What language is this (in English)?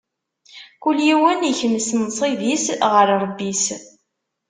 Kabyle